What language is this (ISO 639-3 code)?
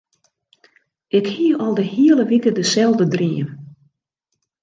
fry